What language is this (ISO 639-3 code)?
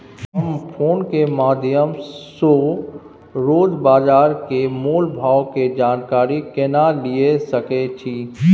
mai